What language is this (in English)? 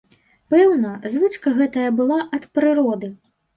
Belarusian